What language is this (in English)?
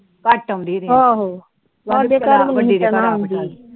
Punjabi